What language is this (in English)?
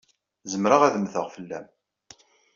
Kabyle